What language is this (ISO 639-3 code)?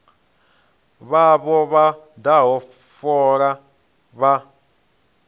ven